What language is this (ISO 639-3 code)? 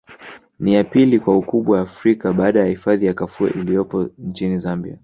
swa